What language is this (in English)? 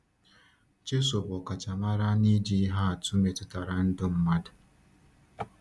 Igbo